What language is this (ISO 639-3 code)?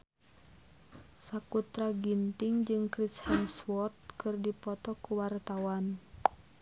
sun